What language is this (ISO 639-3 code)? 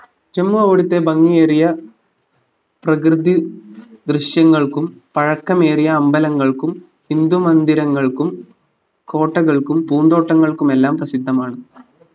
mal